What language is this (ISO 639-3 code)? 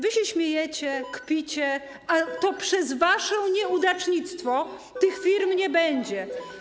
pol